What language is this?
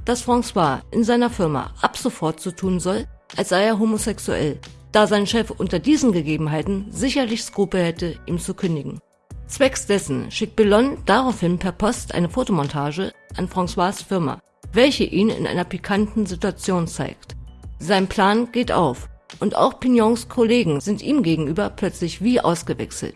German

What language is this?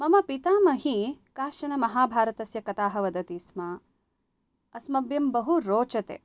Sanskrit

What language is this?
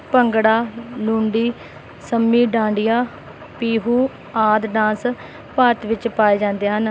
Punjabi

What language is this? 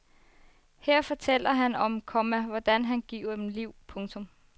Danish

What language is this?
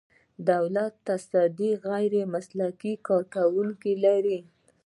Pashto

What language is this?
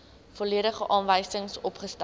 Afrikaans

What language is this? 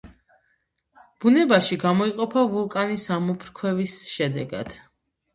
Georgian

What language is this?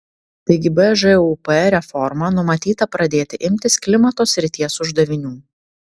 Lithuanian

